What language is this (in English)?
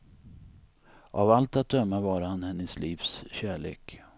Swedish